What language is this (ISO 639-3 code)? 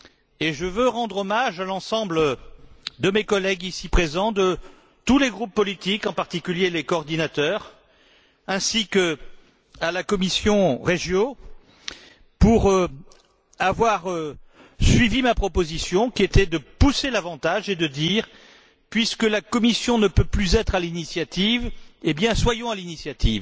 fra